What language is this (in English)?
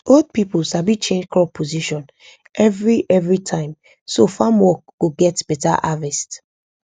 Nigerian Pidgin